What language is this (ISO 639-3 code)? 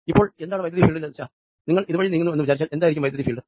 mal